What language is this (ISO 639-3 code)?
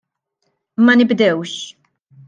mlt